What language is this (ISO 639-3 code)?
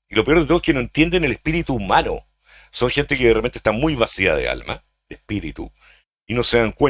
spa